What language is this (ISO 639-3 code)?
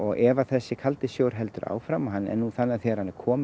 isl